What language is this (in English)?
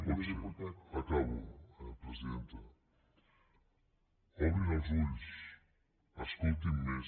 Catalan